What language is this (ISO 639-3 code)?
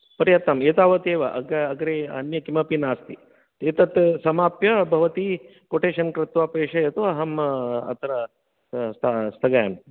san